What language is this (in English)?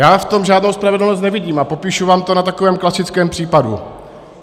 Czech